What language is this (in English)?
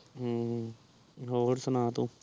Punjabi